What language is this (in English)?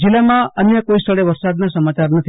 Gujarati